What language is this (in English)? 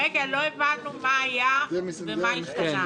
Hebrew